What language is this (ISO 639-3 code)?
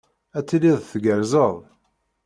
kab